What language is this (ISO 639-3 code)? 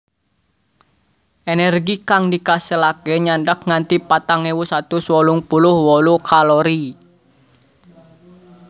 jav